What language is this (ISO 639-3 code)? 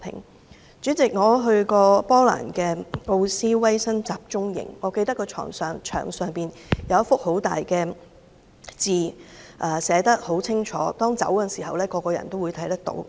yue